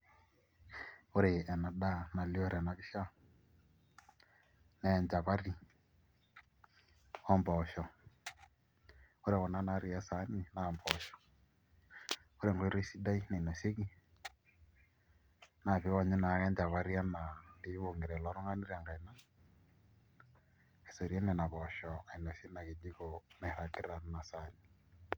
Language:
Masai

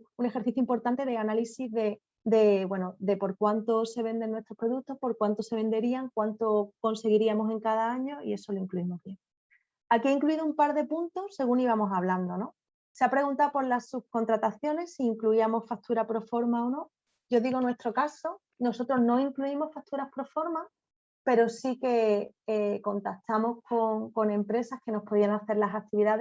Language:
Spanish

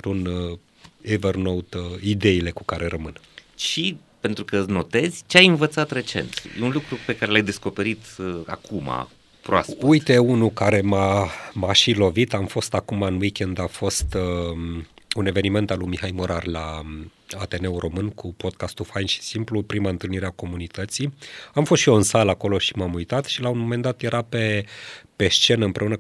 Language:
Romanian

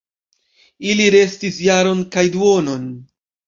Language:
Esperanto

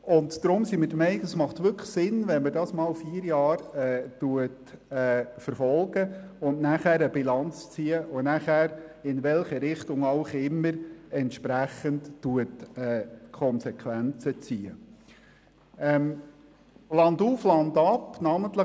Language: Swiss German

